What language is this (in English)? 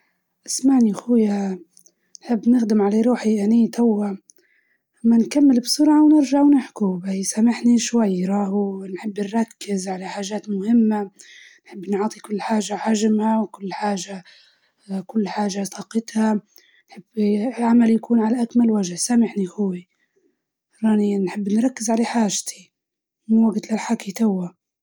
Libyan Arabic